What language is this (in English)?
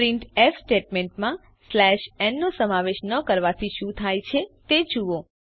Gujarati